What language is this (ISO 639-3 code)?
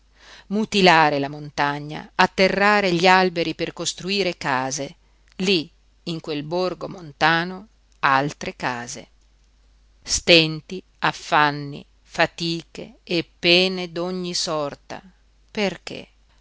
ita